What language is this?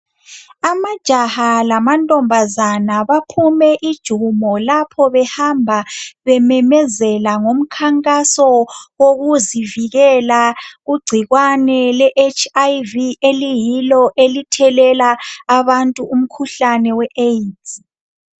North Ndebele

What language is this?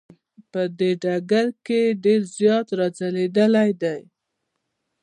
Pashto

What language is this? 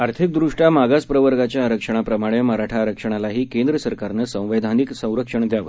Marathi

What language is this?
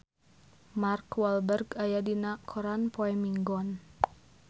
Sundanese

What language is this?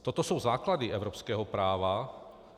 Czech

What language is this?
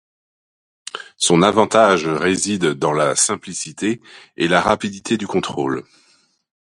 French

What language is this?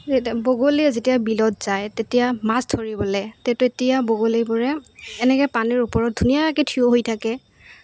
Assamese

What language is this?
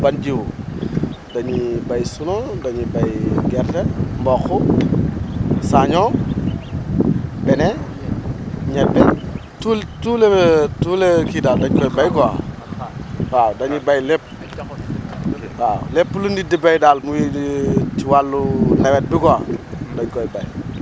Wolof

